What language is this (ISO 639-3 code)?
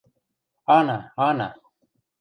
mrj